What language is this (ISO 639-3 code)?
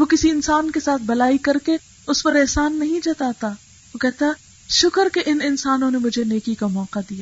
urd